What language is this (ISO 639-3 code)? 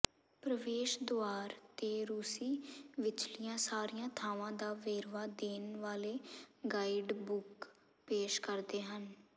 pan